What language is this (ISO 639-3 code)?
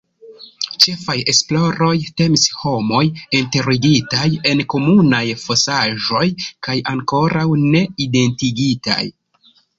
epo